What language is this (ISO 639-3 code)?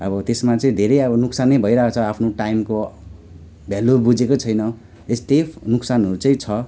nep